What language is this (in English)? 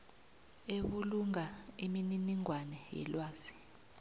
South Ndebele